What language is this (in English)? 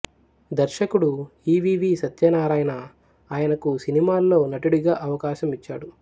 Telugu